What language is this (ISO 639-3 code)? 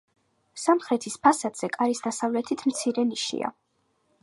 kat